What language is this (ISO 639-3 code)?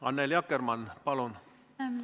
est